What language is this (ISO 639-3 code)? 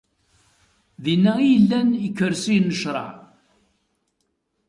kab